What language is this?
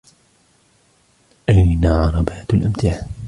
Arabic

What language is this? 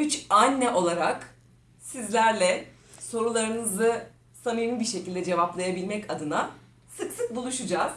Turkish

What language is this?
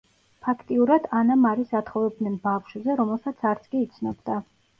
Georgian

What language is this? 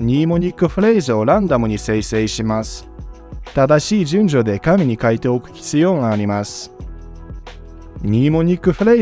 Japanese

